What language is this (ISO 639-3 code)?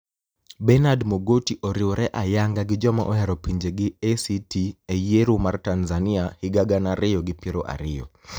luo